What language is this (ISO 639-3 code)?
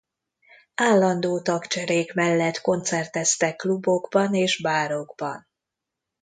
hun